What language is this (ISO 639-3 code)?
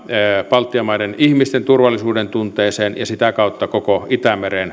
fin